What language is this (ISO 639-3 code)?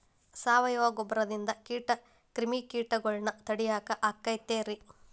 kan